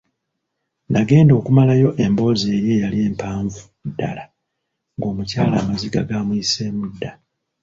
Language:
Ganda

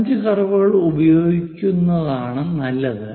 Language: Malayalam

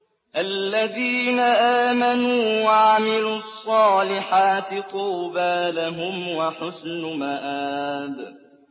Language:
Arabic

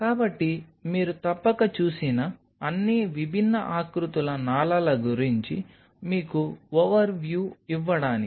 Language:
Telugu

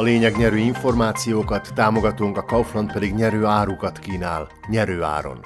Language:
Hungarian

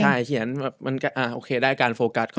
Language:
Thai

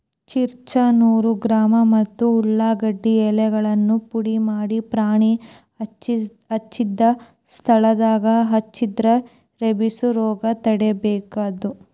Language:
Kannada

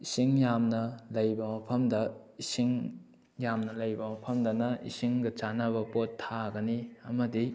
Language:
Manipuri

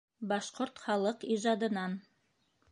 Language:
Bashkir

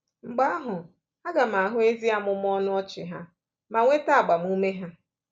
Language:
Igbo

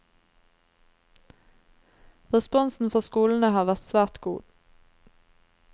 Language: Norwegian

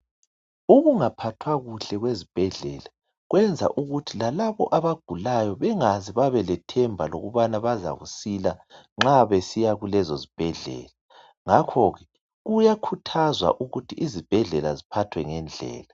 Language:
North Ndebele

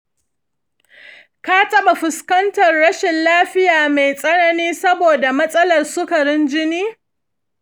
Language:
Hausa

